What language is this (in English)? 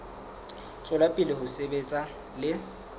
Southern Sotho